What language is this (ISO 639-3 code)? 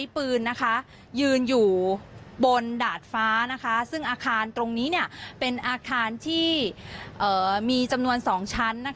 tha